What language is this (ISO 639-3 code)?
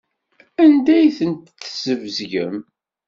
kab